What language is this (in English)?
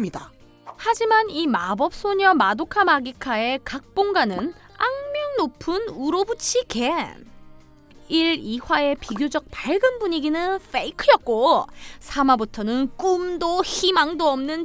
Korean